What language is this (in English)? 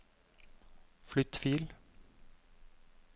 Norwegian